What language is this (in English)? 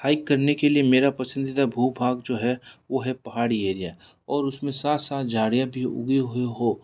Hindi